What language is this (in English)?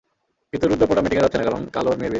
Bangla